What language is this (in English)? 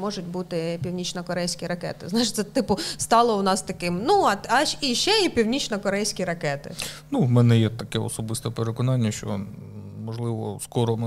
Ukrainian